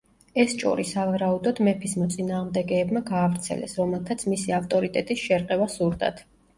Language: Georgian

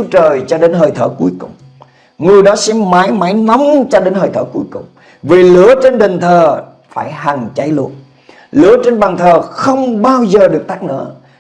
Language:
Vietnamese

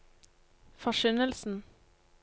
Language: Norwegian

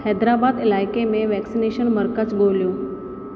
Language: Sindhi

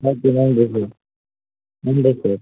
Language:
Tamil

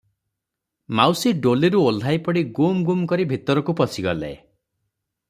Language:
Odia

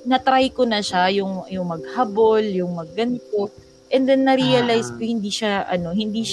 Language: Filipino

